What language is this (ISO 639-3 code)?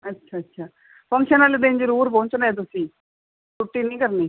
pan